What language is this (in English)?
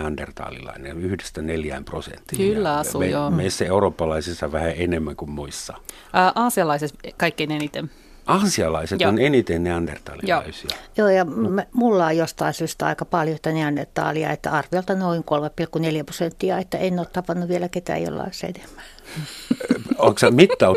Finnish